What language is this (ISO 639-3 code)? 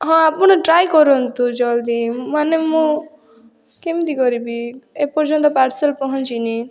ori